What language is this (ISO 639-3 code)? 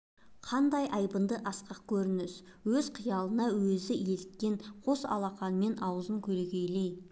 kaz